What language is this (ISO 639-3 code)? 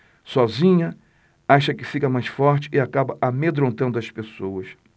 por